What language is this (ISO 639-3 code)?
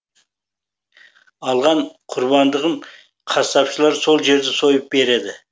kaz